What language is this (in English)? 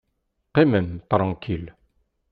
Kabyle